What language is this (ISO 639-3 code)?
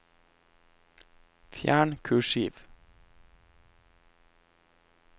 nor